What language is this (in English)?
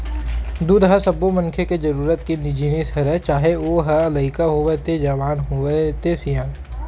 Chhattisgarhi